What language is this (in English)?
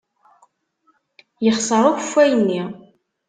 Kabyle